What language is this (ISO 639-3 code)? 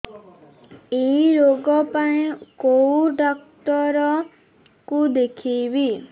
ori